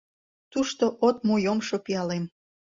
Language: Mari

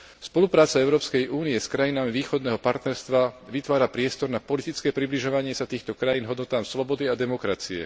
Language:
Slovak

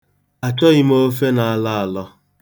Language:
Igbo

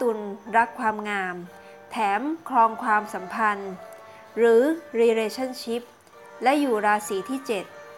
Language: Thai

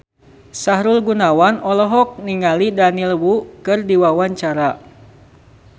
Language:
Sundanese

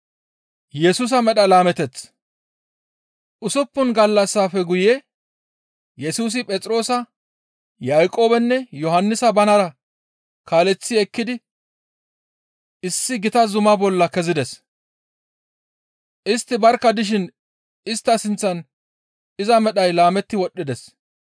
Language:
Gamo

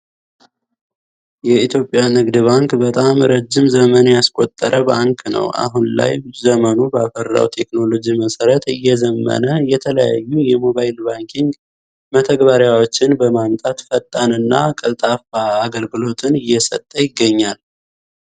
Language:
Amharic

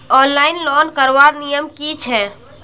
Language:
Magahi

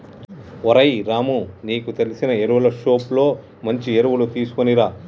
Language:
Telugu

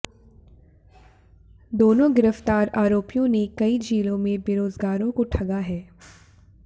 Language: Hindi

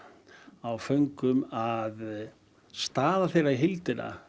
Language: Icelandic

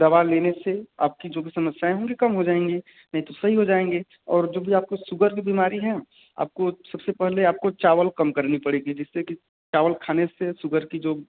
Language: Hindi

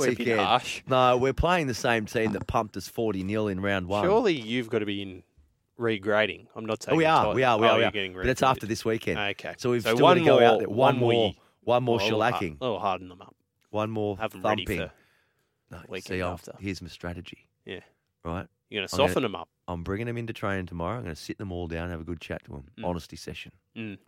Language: English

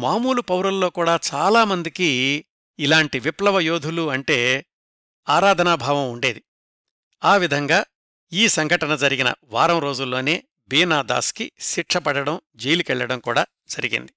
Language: Telugu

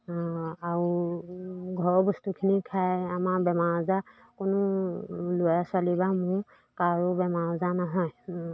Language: Assamese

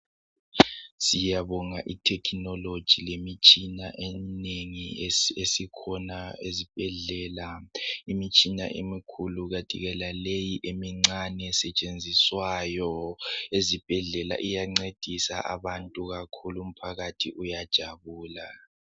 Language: North Ndebele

